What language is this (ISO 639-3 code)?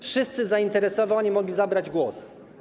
pol